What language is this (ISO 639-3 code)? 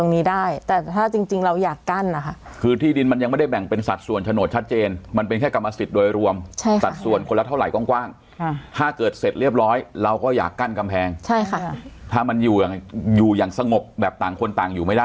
tha